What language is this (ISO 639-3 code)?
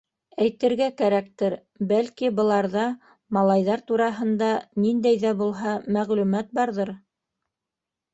bak